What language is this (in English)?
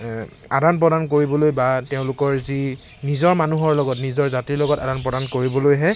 Assamese